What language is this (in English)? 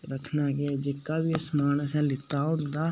Dogri